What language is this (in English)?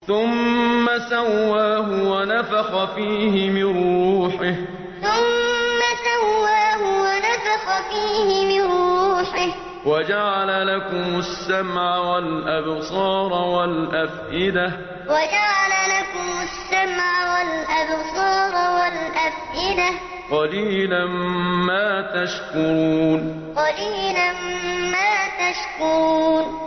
Arabic